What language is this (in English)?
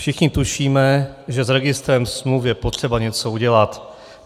Czech